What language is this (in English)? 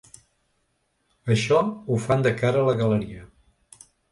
Catalan